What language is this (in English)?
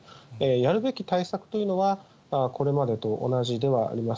Japanese